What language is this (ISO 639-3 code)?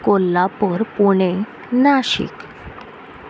kok